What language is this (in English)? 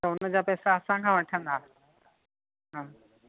Sindhi